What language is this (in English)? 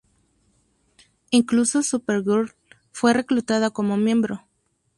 Spanish